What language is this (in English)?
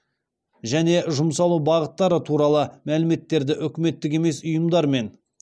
Kazakh